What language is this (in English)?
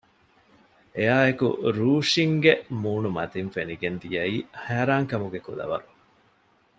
Divehi